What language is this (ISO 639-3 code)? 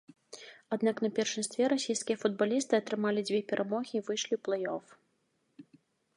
bel